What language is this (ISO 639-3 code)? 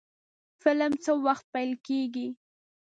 pus